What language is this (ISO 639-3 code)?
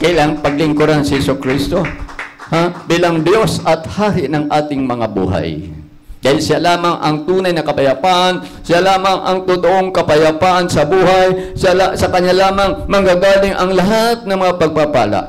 fil